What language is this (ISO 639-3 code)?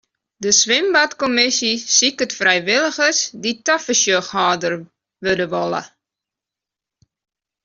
fry